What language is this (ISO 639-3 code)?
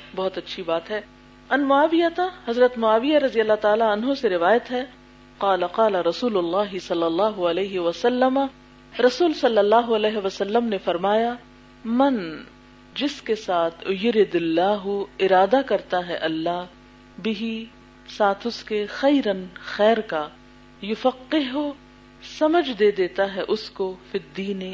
urd